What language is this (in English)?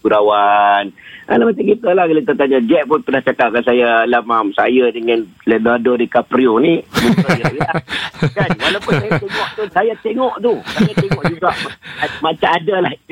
Malay